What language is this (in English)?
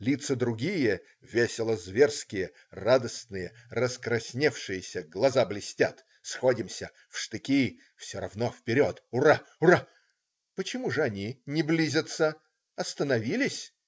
Russian